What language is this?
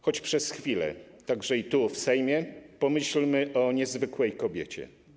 Polish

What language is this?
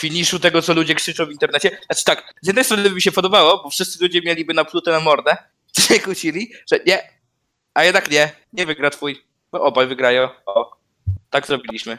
Polish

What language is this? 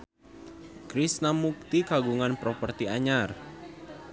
Sundanese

